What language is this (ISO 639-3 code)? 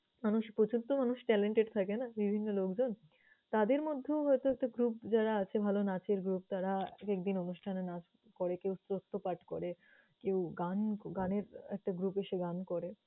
ben